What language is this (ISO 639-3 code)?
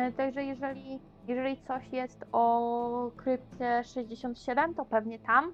pol